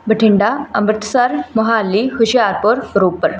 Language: Punjabi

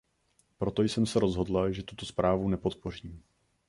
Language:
Czech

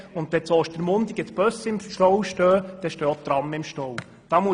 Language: Swiss German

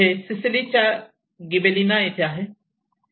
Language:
Marathi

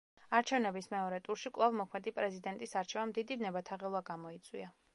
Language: Georgian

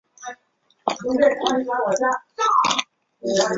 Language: Chinese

